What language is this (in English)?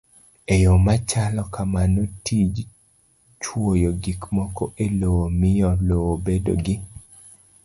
Luo (Kenya and Tanzania)